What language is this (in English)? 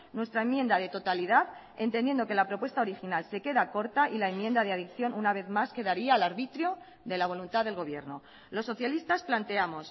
Spanish